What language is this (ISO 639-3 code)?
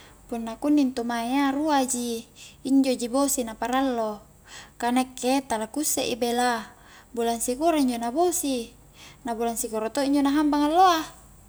kjk